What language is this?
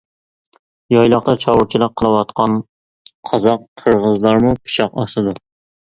Uyghur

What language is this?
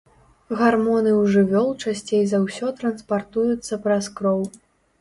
Belarusian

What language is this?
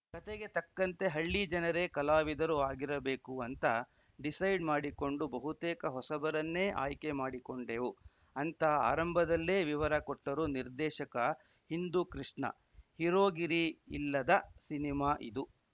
Kannada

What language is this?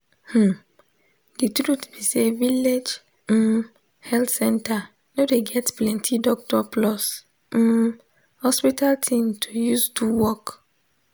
Nigerian Pidgin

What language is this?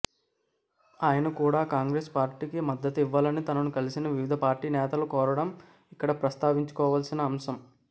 Telugu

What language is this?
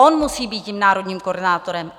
Czech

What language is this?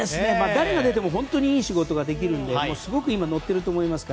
Japanese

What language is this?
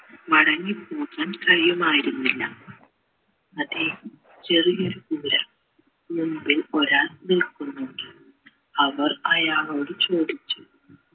Malayalam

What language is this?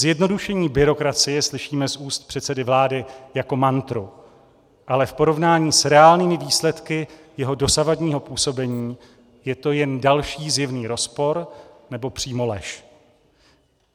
Czech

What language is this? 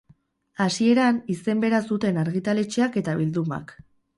Basque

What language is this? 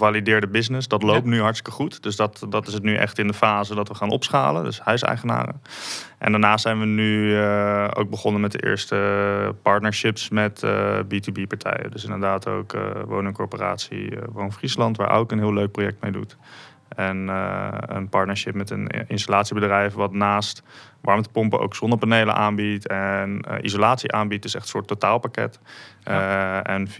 Dutch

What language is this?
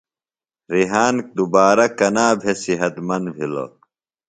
Phalura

